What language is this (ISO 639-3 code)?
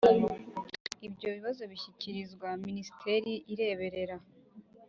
kin